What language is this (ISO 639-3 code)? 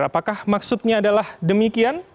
ind